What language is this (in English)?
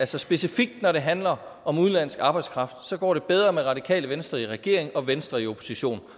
Danish